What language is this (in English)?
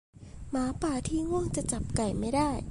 Thai